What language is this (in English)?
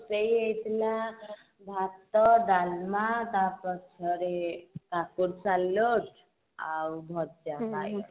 Odia